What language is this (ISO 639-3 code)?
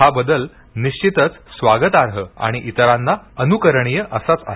mar